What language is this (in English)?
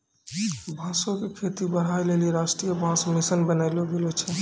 Maithili